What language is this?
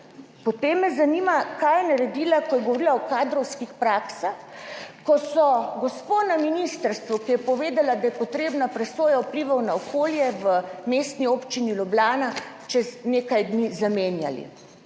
Slovenian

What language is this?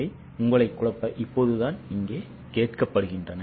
Tamil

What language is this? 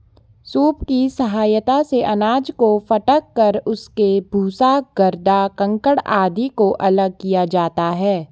Hindi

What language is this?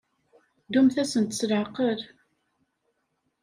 Kabyle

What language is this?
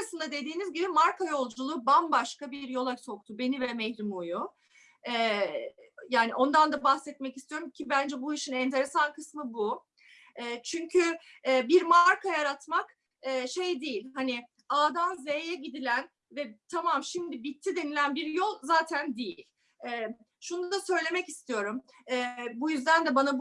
Turkish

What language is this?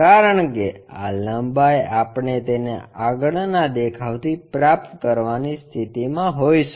Gujarati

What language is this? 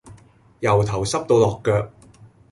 Cantonese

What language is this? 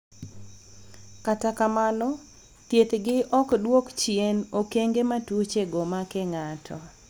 Luo (Kenya and Tanzania)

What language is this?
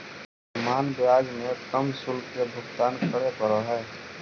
Magahi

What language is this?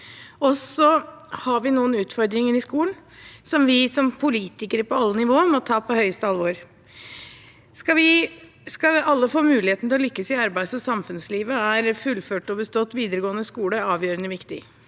Norwegian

